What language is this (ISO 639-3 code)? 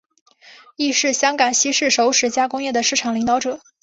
zho